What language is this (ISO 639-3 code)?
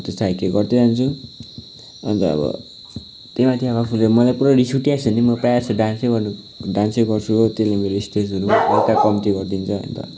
nep